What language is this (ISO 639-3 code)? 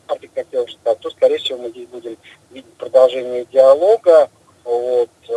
rus